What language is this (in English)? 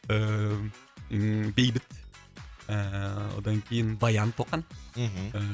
Kazakh